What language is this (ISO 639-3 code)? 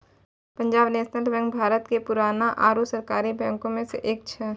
mai